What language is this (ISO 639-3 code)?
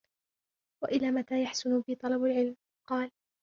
ara